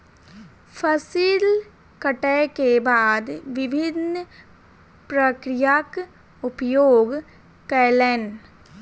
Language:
Maithili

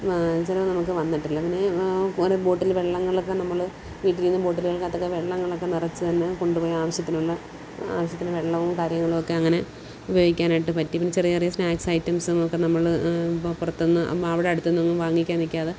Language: Malayalam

